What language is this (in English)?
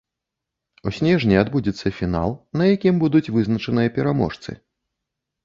Belarusian